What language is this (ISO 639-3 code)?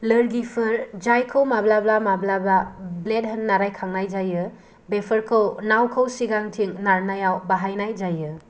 brx